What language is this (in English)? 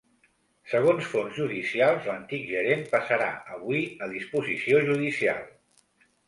Catalan